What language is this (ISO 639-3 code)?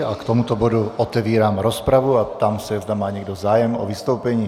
ces